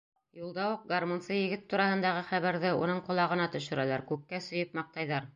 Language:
Bashkir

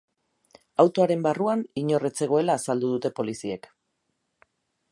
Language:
Basque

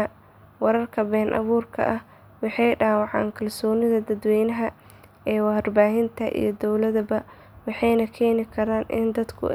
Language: Somali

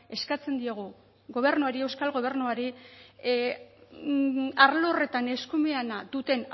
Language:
Basque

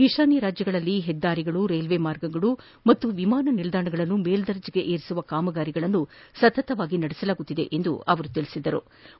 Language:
Kannada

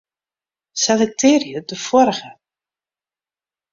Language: Western Frisian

